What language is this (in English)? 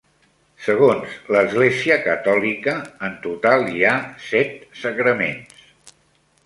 Catalan